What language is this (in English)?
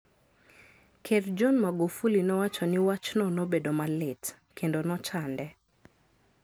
Luo (Kenya and Tanzania)